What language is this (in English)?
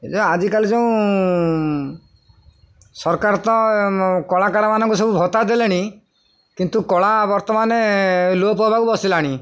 Odia